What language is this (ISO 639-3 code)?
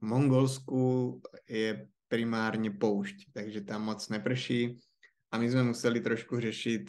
ces